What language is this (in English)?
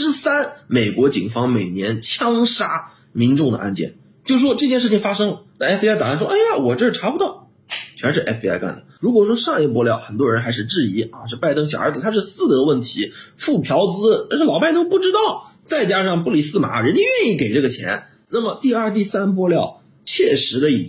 Chinese